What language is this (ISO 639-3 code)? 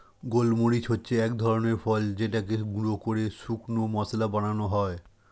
ben